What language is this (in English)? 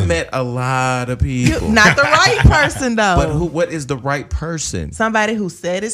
English